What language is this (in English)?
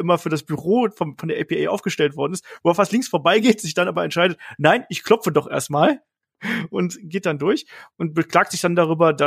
German